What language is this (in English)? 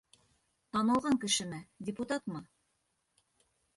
Bashkir